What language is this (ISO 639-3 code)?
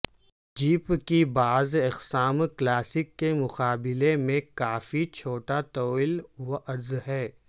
urd